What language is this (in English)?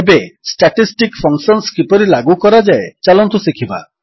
Odia